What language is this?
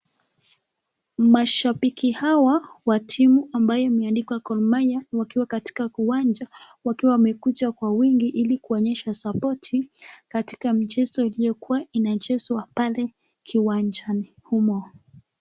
Swahili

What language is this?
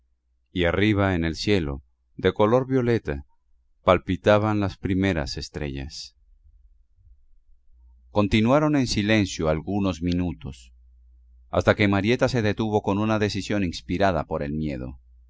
Spanish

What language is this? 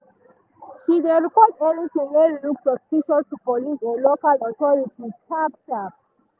Nigerian Pidgin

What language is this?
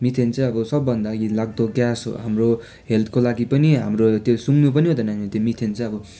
Nepali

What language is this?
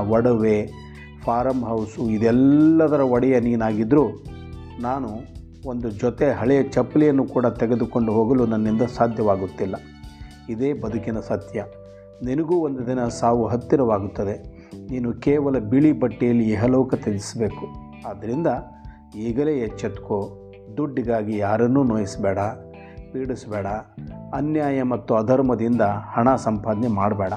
Kannada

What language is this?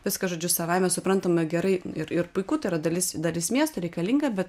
Lithuanian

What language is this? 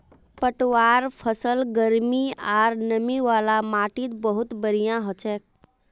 Magahi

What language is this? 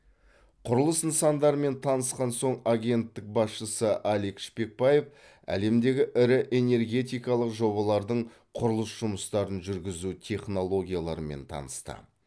Kazakh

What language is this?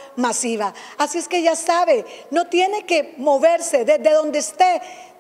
Spanish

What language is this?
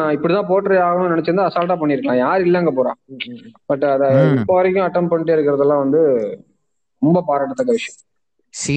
Tamil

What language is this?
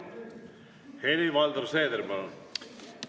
Estonian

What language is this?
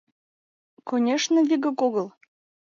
Mari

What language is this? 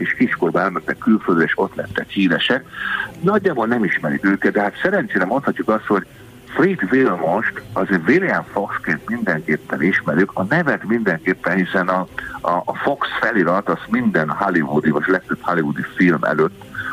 Hungarian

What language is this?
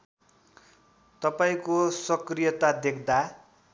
Nepali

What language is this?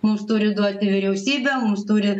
Lithuanian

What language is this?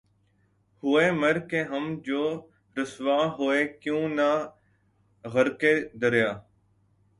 Urdu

